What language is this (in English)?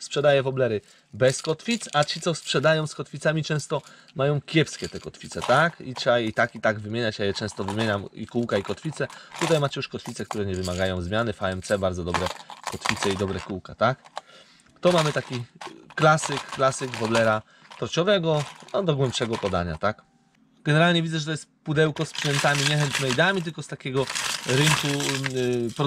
Polish